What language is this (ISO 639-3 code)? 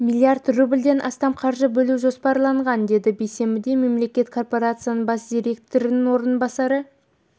kaz